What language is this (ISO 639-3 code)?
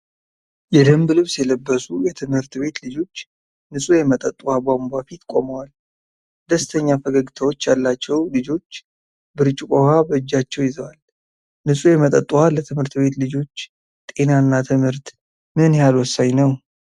amh